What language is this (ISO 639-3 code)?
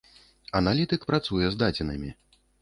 bel